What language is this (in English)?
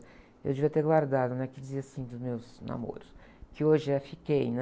Portuguese